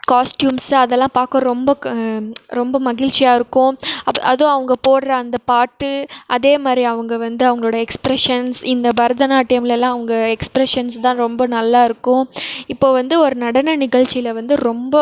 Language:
Tamil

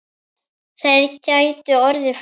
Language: Icelandic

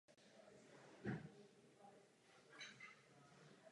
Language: Czech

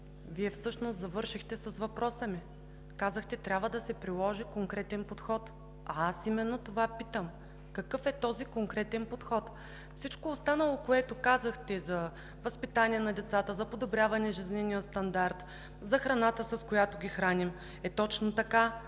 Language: Bulgarian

